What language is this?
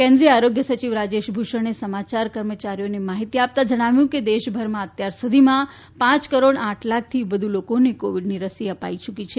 Gujarati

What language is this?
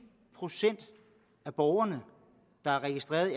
Danish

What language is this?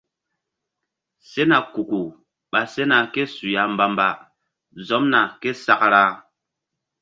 Mbum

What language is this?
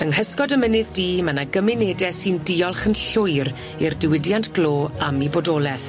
Welsh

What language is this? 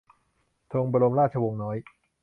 Thai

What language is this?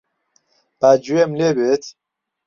Central Kurdish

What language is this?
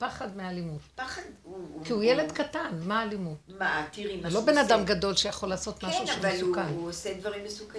Hebrew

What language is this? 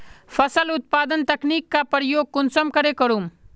Magahi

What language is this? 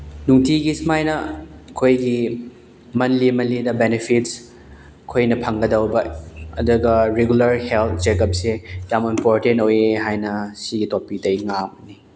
Manipuri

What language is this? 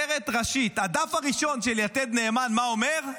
Hebrew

